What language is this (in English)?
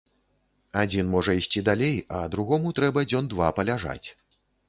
Belarusian